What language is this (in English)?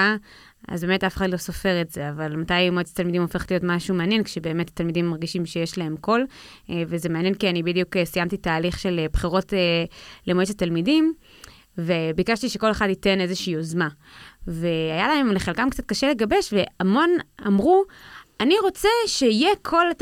Hebrew